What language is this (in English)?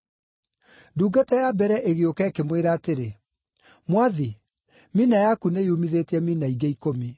Kikuyu